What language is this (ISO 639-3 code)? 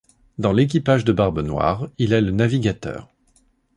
fra